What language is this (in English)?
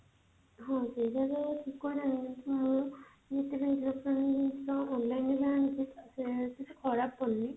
Odia